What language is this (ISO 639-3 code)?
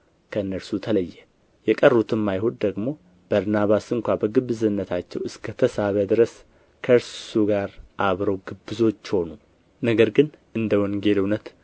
amh